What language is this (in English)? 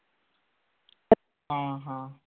Marathi